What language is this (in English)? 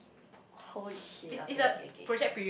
English